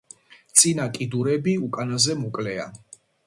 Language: Georgian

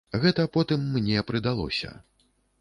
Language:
Belarusian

